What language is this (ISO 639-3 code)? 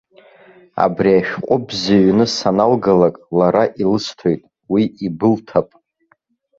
abk